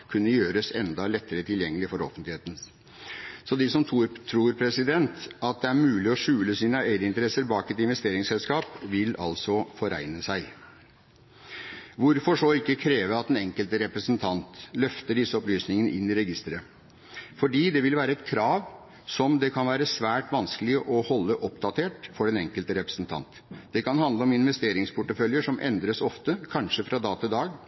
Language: Norwegian Bokmål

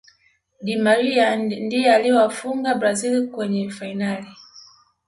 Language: Swahili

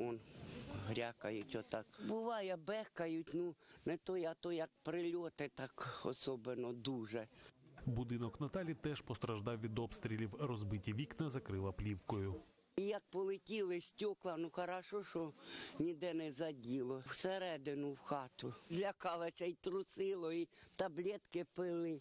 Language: Ukrainian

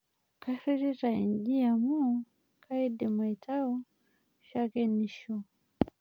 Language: Masai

